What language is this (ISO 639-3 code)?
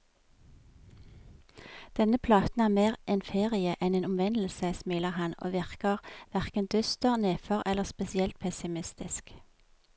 nor